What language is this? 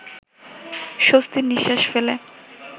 Bangla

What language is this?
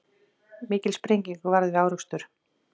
Icelandic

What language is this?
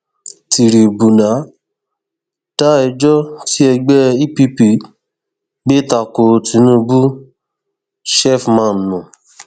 Yoruba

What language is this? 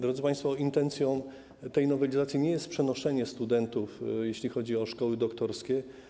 Polish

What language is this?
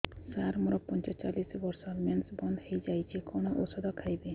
Odia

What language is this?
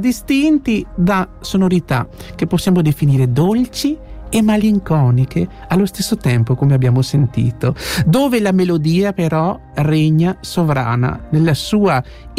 Italian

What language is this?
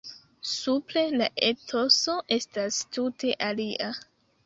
Esperanto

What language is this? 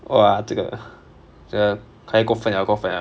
English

